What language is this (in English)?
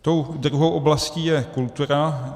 Czech